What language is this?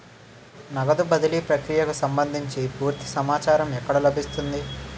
Telugu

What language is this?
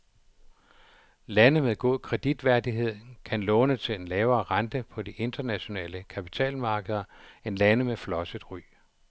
Danish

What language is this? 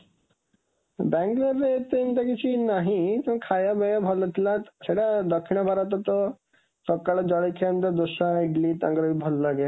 Odia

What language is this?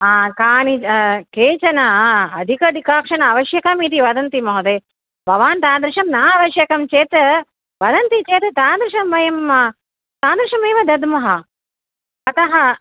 Sanskrit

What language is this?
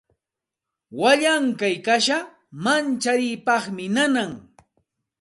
Santa Ana de Tusi Pasco Quechua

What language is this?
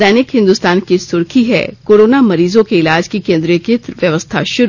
Hindi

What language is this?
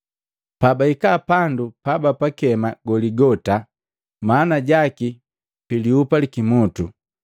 Matengo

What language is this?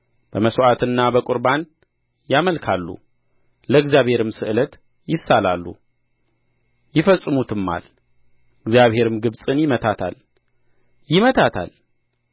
Amharic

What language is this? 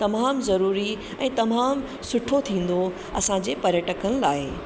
Sindhi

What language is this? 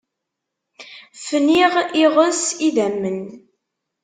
Kabyle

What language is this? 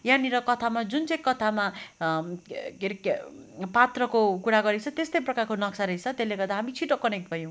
Nepali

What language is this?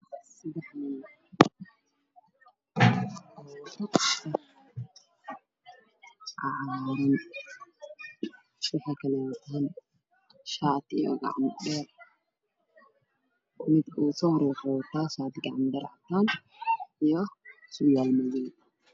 Somali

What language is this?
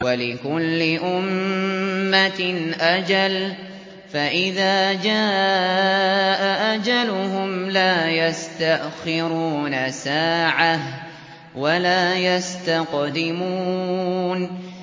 Arabic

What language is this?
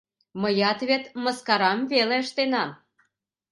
Mari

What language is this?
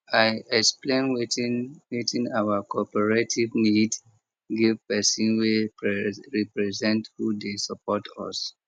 Nigerian Pidgin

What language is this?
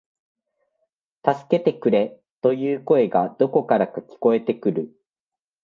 Japanese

